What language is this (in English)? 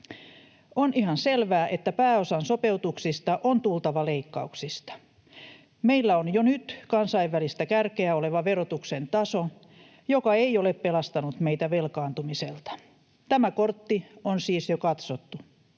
Finnish